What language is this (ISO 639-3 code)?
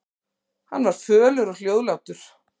isl